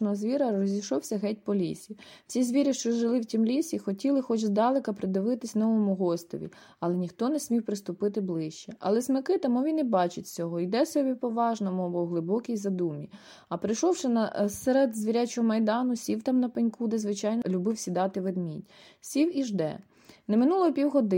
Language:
Ukrainian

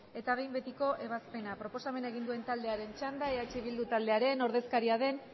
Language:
Basque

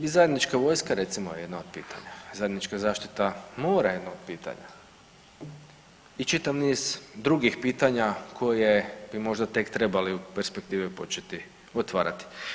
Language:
Croatian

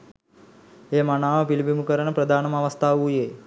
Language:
Sinhala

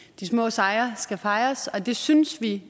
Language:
Danish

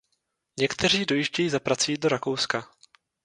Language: Czech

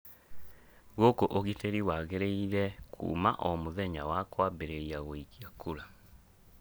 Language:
Kikuyu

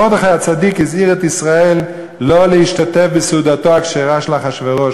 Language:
Hebrew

